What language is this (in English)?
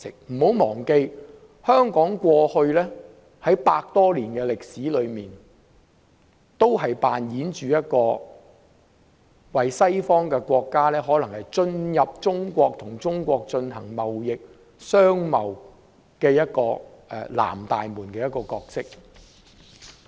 Cantonese